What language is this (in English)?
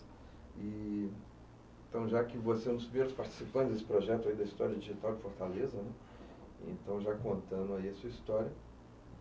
Portuguese